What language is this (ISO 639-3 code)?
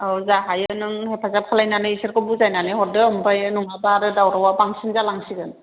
brx